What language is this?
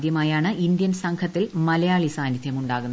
Malayalam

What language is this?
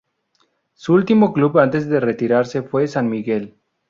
Spanish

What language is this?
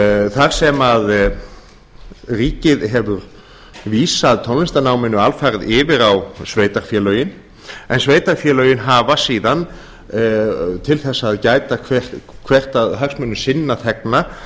Icelandic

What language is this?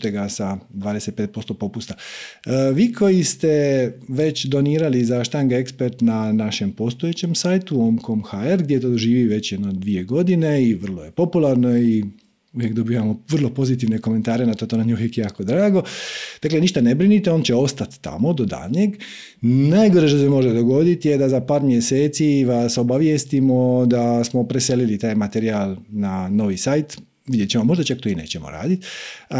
Croatian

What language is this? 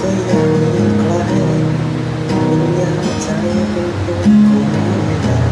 Thai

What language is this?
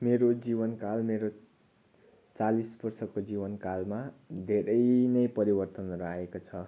Nepali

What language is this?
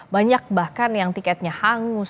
Indonesian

